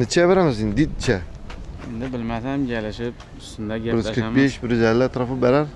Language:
Turkish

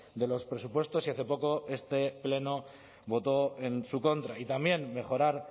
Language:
Spanish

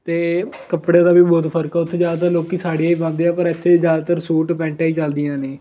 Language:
Punjabi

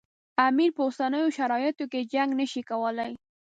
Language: Pashto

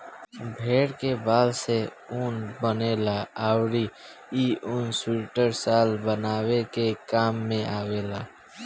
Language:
Bhojpuri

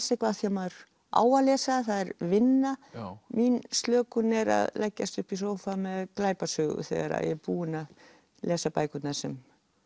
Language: Icelandic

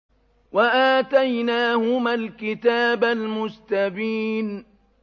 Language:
Arabic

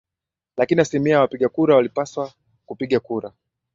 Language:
Swahili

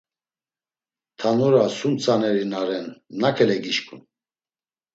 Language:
Laz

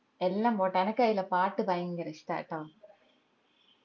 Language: Malayalam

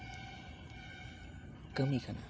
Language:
Santali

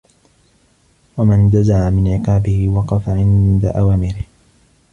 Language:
Arabic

